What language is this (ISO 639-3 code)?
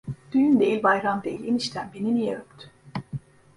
tur